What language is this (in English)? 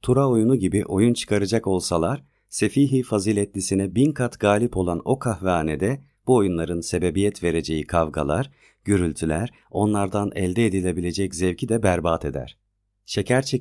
Turkish